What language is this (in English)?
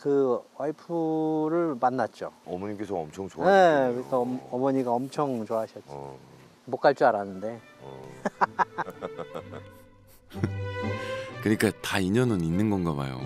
Korean